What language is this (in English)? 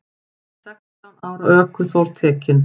Icelandic